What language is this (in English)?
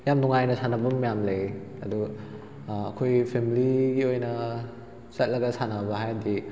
Manipuri